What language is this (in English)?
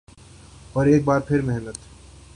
Urdu